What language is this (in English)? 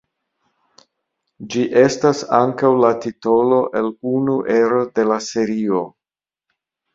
Esperanto